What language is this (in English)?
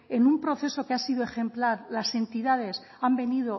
Spanish